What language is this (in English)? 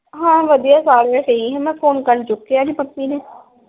Punjabi